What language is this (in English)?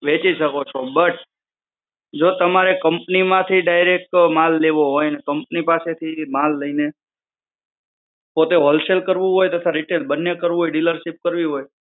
Gujarati